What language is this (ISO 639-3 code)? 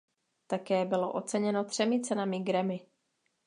ces